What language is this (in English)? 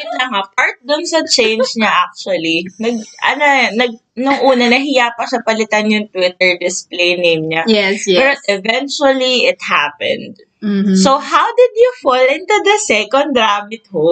Filipino